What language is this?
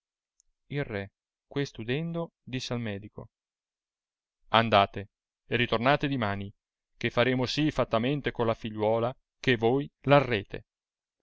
Italian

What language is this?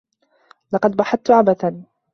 Arabic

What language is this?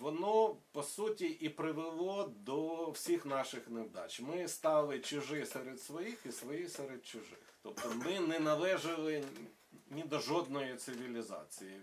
Ukrainian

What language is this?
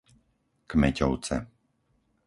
Slovak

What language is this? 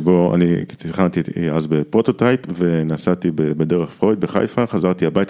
Hebrew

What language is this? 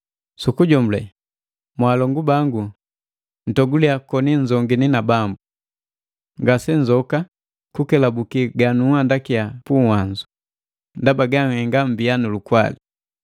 Matengo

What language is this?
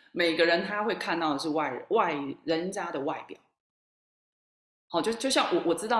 Chinese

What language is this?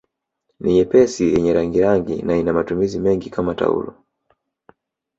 Swahili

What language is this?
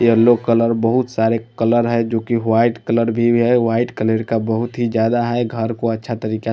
Hindi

